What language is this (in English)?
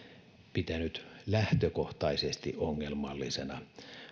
Finnish